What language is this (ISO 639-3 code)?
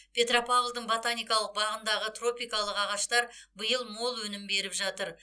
kaz